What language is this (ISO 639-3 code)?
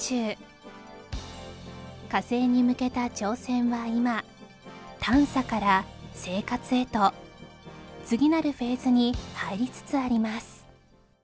jpn